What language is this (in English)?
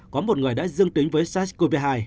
Vietnamese